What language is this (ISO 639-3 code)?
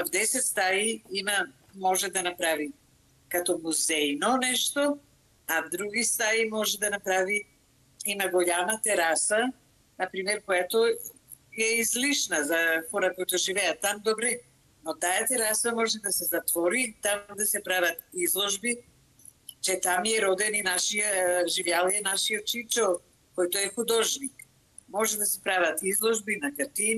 bul